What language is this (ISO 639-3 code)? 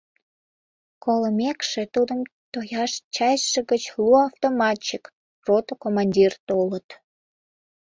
chm